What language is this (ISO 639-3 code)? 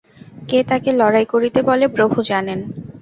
ben